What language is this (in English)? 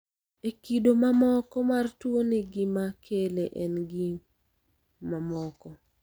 Luo (Kenya and Tanzania)